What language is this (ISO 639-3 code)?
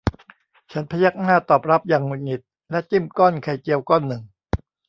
tha